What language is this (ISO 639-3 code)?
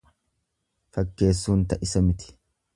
orm